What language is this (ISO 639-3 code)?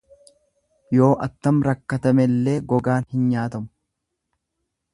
orm